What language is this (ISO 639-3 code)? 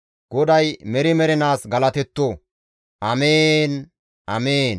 gmv